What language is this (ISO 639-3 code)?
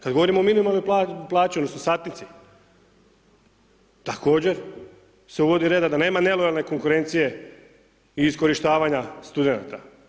hrv